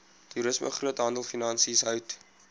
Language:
Afrikaans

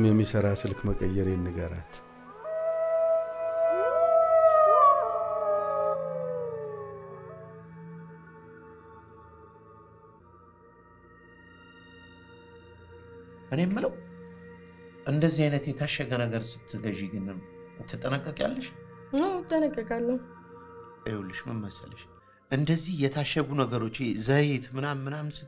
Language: Arabic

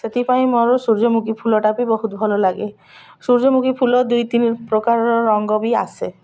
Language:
Odia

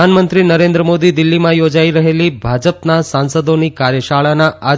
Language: Gujarati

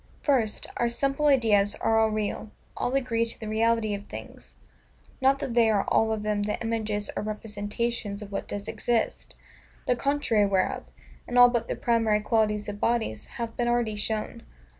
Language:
English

